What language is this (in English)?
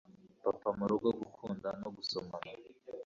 Kinyarwanda